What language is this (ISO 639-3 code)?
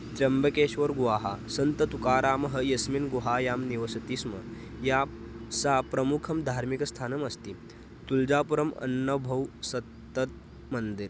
san